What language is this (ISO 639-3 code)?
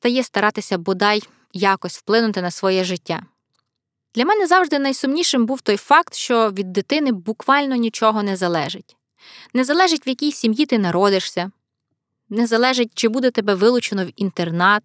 ukr